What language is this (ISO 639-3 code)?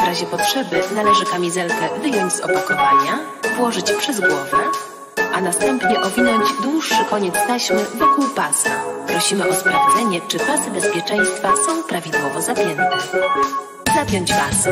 pol